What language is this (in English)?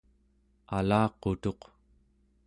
Central Yupik